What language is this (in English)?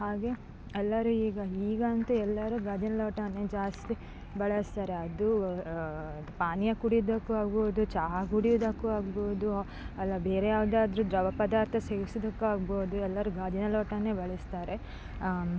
Kannada